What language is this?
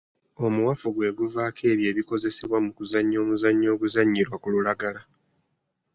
Ganda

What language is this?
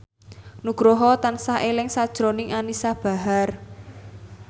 Javanese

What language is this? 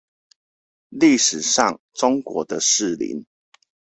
Chinese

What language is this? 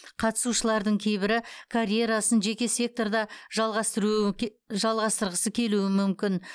Kazakh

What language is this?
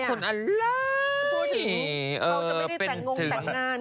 Thai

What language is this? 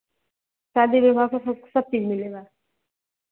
Hindi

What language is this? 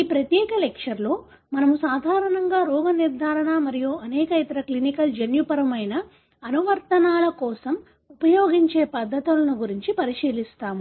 Telugu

